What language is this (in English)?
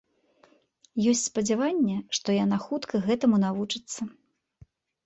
Belarusian